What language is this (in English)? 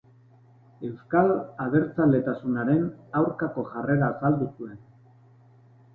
Basque